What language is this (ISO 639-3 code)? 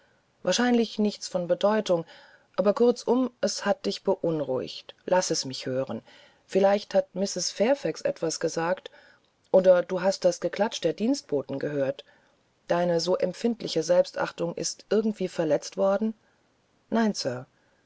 deu